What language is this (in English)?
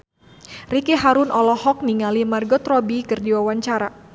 Sundanese